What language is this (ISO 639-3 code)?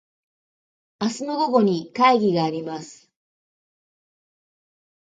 jpn